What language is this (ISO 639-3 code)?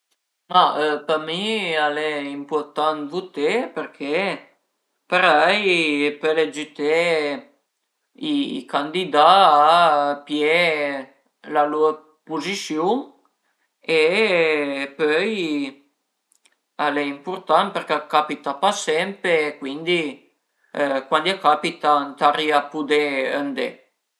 pms